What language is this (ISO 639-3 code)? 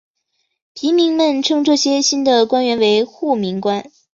zho